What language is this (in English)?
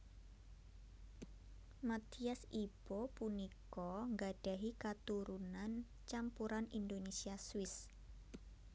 Javanese